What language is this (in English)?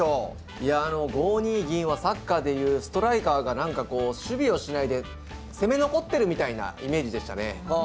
Japanese